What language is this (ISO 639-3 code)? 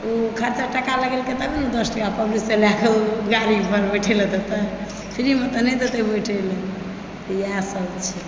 mai